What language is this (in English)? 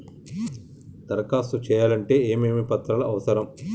Telugu